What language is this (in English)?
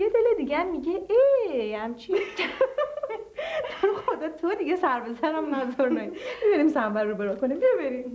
Persian